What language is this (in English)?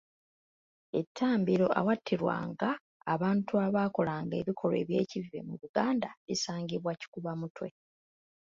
Ganda